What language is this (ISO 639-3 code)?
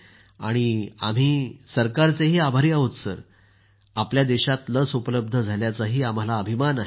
mar